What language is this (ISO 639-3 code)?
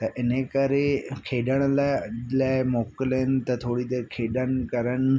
snd